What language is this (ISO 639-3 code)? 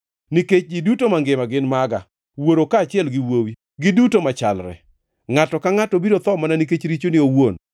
luo